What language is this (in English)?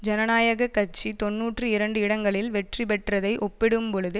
Tamil